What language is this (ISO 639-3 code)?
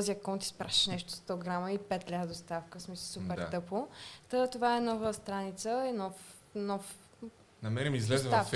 bul